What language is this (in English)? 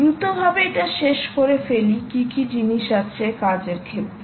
Bangla